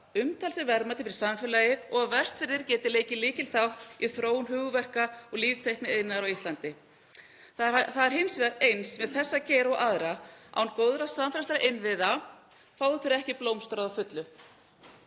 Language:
Icelandic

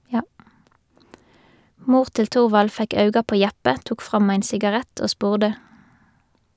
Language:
Norwegian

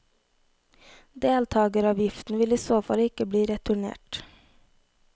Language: Norwegian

